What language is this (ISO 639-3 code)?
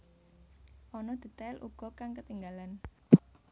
jav